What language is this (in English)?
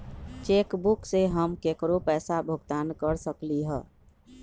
Magahi